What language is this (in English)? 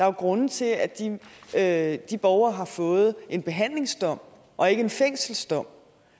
Danish